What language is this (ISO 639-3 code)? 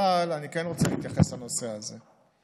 heb